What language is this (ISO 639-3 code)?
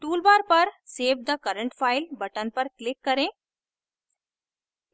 hin